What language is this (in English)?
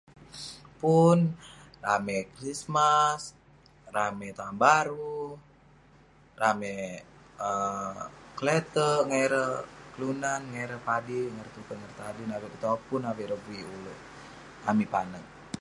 Western Penan